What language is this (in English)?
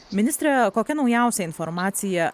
Lithuanian